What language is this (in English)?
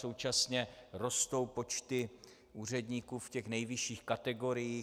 Czech